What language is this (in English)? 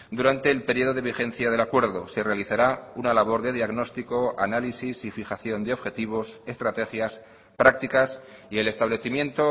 Spanish